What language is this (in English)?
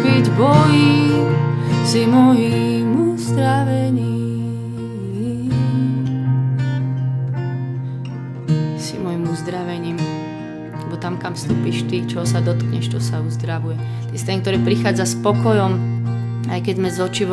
Slovak